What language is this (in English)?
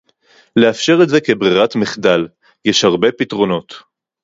Hebrew